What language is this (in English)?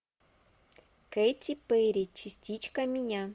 Russian